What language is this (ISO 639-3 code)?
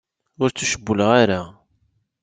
kab